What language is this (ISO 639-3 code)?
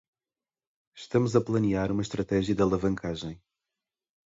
por